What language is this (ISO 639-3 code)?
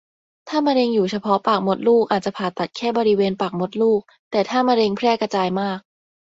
tha